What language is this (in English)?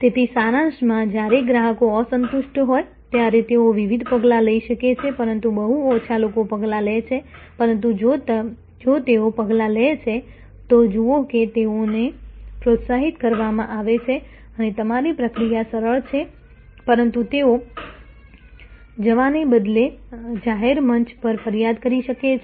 Gujarati